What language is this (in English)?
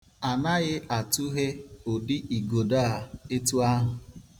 Igbo